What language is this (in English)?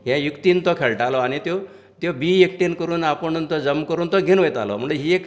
Konkani